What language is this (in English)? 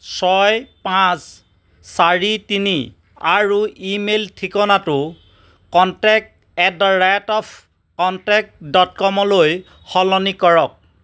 Assamese